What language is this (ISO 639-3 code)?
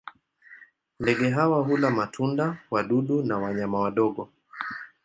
swa